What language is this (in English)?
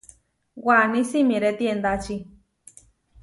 Huarijio